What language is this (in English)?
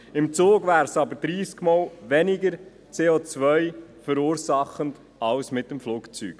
Swiss German